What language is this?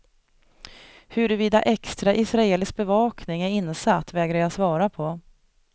Swedish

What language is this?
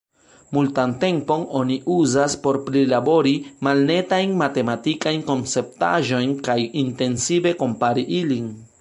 Esperanto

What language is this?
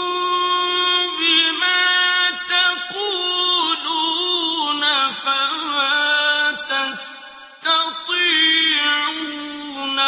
Arabic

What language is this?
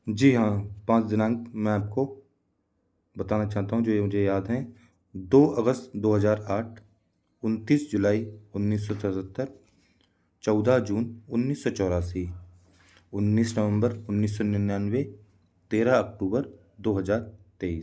Hindi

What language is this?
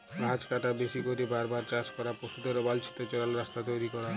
Bangla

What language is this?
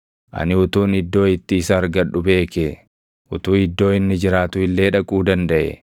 Oromo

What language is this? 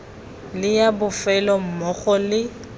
Tswana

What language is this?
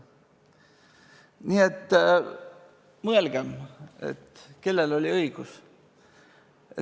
Estonian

